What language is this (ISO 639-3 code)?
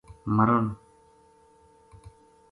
gju